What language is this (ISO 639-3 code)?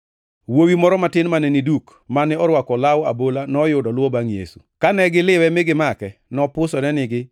luo